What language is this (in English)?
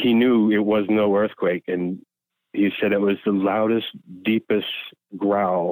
English